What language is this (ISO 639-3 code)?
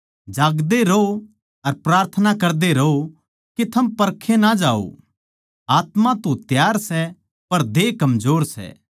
bgc